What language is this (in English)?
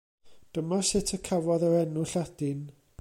Welsh